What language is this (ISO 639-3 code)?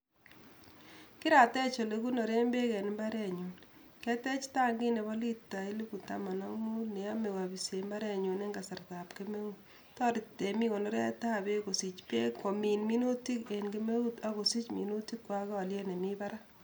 kln